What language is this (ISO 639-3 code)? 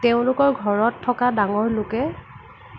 asm